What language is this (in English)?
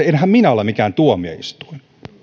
Finnish